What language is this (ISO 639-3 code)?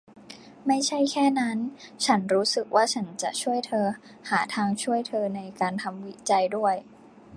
tha